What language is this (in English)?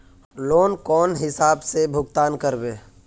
Magahi